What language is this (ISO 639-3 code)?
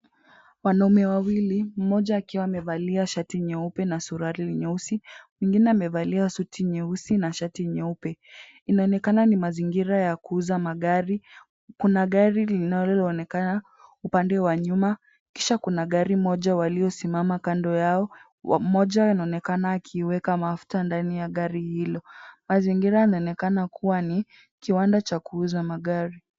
swa